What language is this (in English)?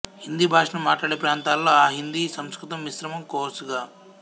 Telugu